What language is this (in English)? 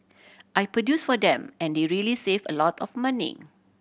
English